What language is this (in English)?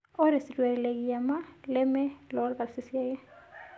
Masai